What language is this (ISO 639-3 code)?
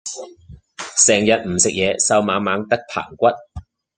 yue